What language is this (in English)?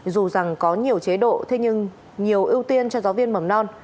Vietnamese